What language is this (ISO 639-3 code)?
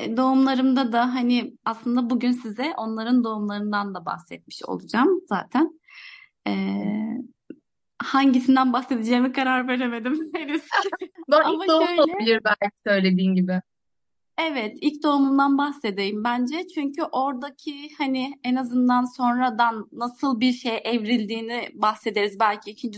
tur